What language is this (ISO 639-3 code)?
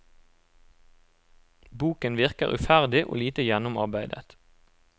nor